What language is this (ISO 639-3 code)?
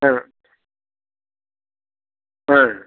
tam